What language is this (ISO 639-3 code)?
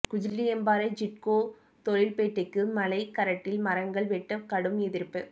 tam